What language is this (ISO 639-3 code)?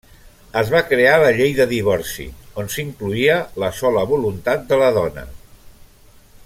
cat